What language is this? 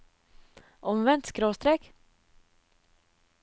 Norwegian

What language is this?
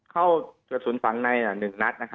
Thai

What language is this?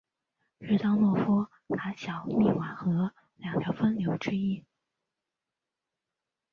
Chinese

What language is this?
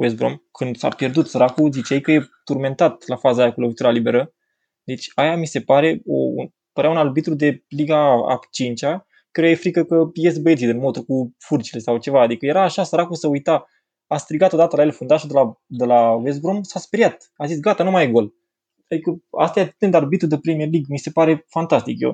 Romanian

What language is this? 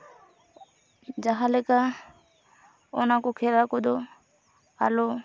Santali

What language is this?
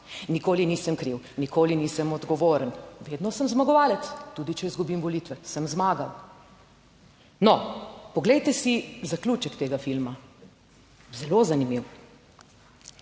Slovenian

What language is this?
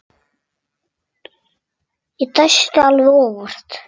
Icelandic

